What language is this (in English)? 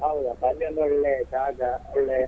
Kannada